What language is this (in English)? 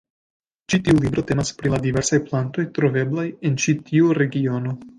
Esperanto